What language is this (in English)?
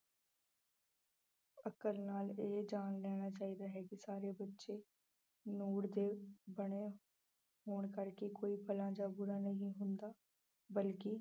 Punjabi